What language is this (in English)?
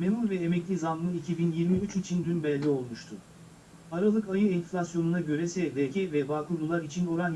Turkish